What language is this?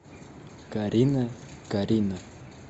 Russian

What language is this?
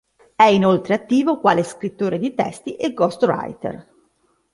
Italian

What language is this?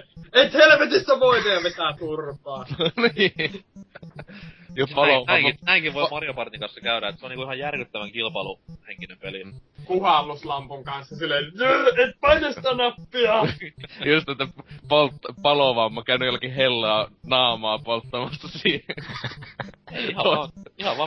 Finnish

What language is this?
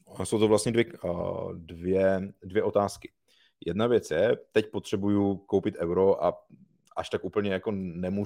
Czech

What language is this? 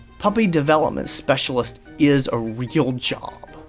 English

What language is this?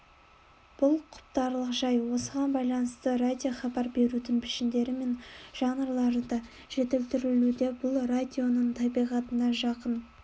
Kazakh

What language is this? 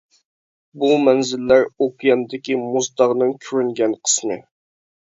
Uyghur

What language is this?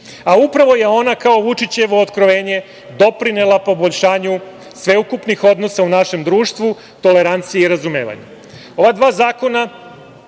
Serbian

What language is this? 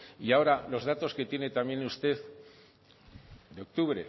Spanish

